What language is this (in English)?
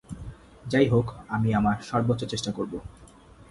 Bangla